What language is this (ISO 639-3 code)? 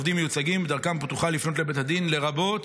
heb